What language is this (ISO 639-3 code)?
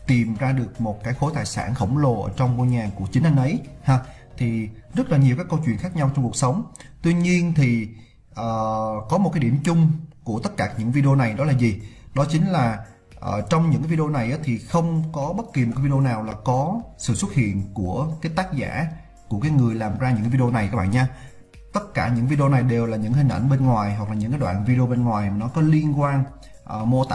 vie